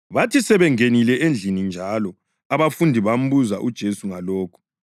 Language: North Ndebele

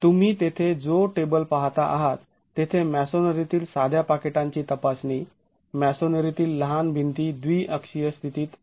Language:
Marathi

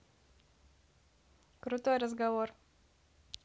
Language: Russian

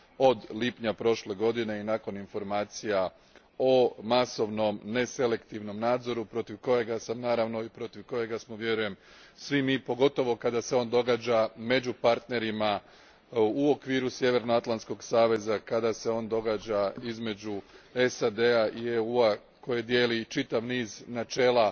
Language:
Croatian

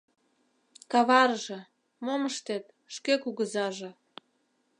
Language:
Mari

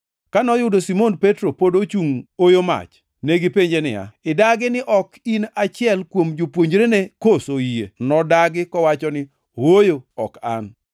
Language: Luo (Kenya and Tanzania)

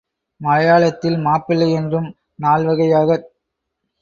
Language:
Tamil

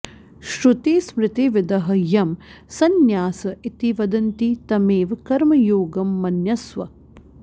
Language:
Sanskrit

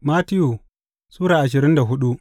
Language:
Hausa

